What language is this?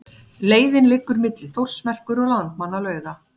Icelandic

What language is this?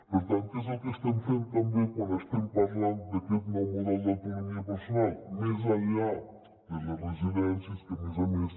Catalan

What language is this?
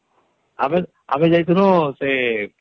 Odia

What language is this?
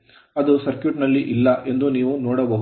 Kannada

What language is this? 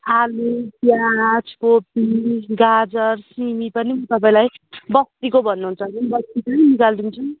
Nepali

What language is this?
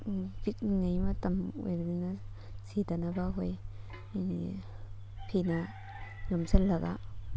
Manipuri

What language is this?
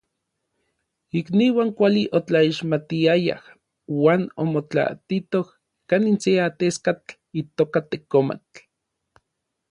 Orizaba Nahuatl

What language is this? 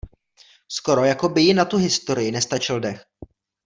Czech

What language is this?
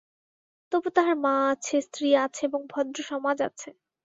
Bangla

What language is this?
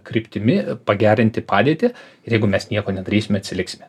Lithuanian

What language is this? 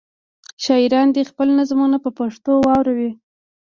Pashto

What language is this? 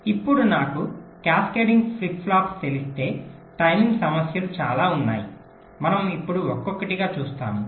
Telugu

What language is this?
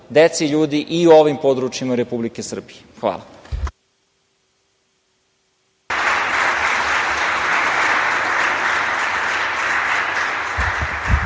Serbian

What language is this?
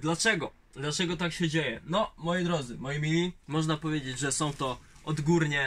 Polish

